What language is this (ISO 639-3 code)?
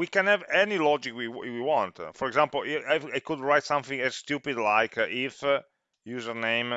eng